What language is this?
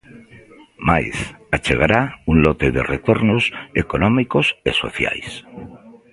Galician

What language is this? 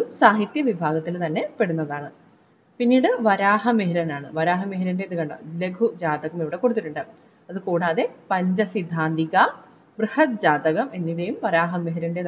Malayalam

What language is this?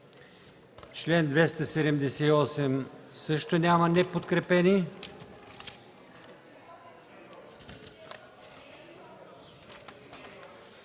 Bulgarian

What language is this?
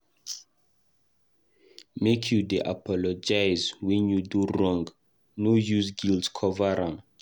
Nigerian Pidgin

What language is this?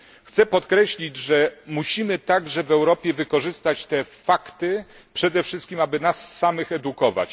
Polish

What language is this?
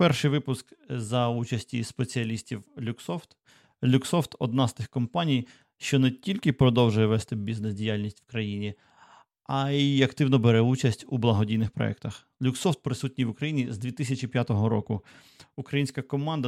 Ukrainian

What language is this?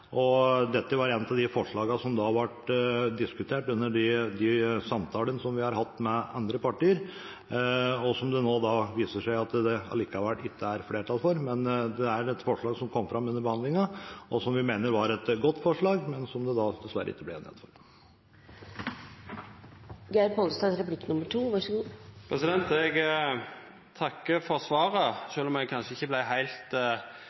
Norwegian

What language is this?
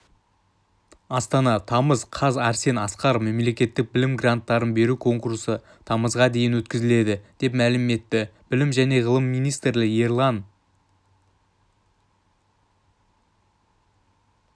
Kazakh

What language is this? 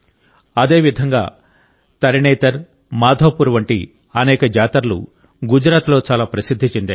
Telugu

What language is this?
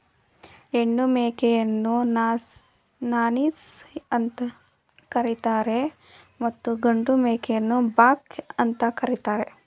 Kannada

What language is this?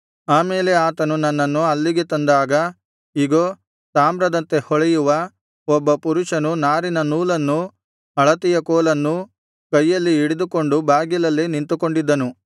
Kannada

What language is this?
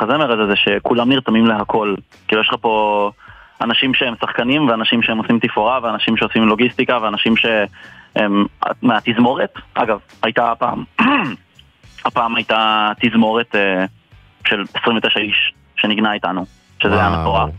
Hebrew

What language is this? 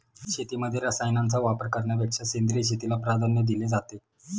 Marathi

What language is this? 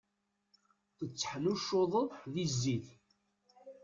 Kabyle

